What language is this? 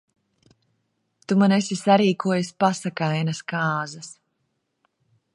Latvian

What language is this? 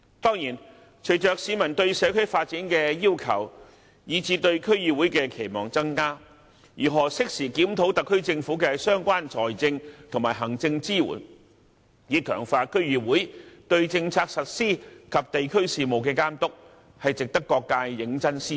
Cantonese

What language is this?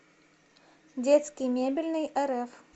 Russian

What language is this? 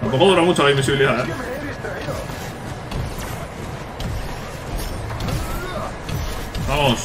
Spanish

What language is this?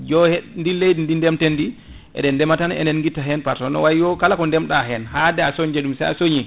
Fula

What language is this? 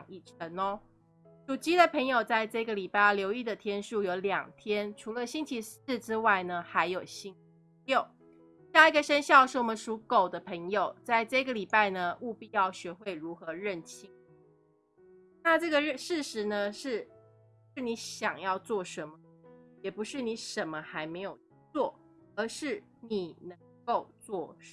Chinese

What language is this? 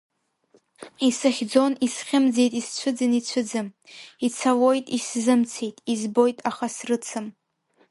Abkhazian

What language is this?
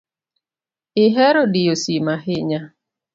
Luo (Kenya and Tanzania)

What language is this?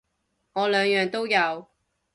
Cantonese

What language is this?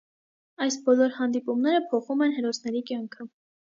Armenian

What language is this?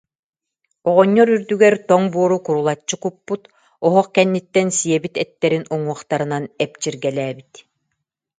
Yakut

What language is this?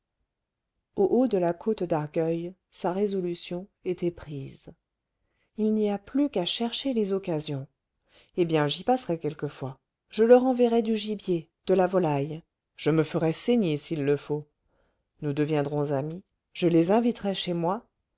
French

